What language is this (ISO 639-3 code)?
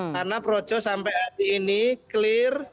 ind